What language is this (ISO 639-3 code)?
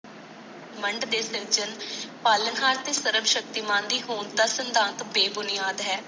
pan